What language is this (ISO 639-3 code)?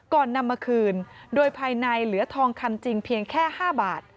tha